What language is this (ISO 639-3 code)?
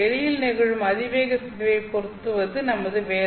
tam